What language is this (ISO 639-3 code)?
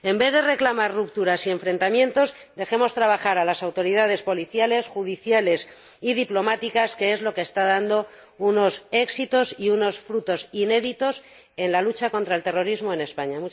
spa